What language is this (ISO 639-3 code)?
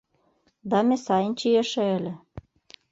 chm